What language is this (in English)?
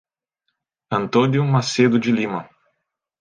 Portuguese